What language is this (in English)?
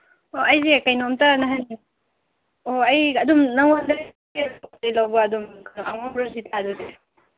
Manipuri